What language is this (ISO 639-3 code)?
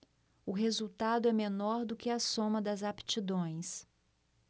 por